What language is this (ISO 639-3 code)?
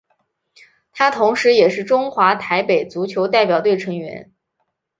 zho